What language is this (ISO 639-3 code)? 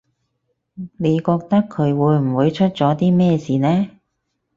yue